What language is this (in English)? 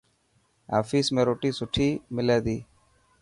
Dhatki